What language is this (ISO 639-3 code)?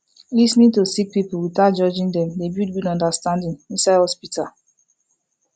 pcm